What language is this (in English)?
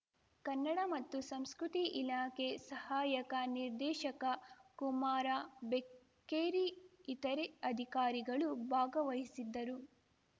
Kannada